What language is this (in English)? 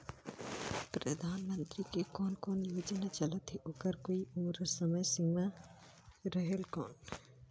Chhattisgarhi